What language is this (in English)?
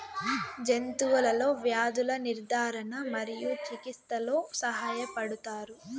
Telugu